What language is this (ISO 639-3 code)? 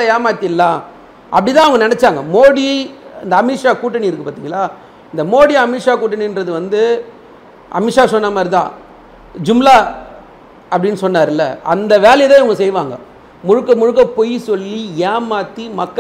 tam